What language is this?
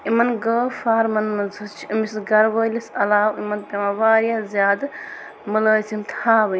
Kashmiri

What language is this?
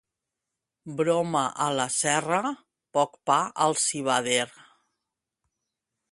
Catalan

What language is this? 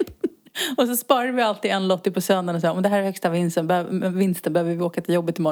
Swedish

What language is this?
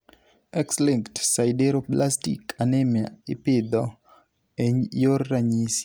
Luo (Kenya and Tanzania)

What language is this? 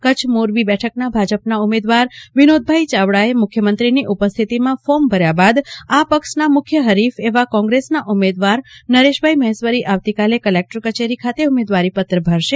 Gujarati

